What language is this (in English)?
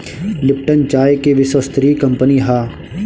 Bhojpuri